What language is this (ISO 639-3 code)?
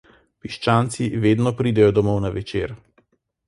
slv